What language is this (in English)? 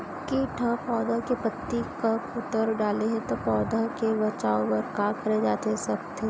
Chhattisgarhi